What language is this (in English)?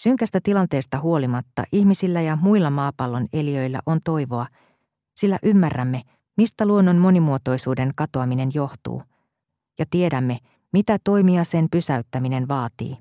Finnish